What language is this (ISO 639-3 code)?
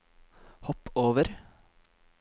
nor